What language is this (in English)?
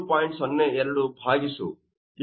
Kannada